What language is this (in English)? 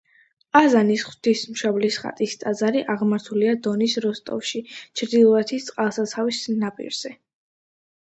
Georgian